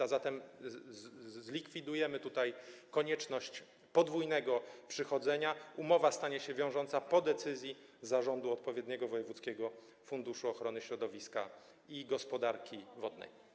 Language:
Polish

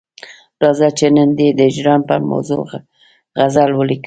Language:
Pashto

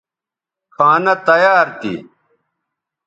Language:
Bateri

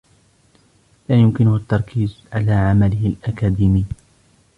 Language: Arabic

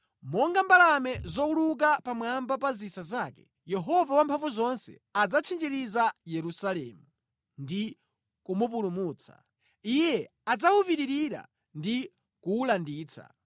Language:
Nyanja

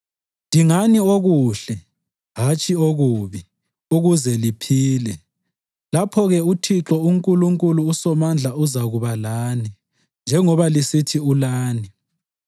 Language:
North Ndebele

